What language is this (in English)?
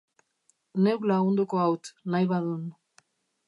Basque